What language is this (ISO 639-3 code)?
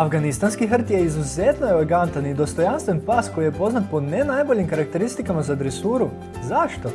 hrv